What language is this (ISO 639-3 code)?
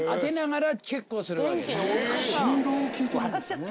jpn